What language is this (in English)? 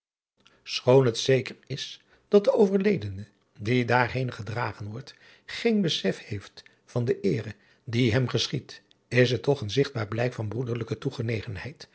Dutch